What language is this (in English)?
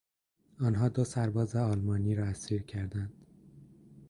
Persian